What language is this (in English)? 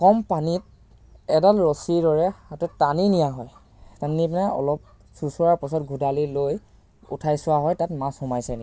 Assamese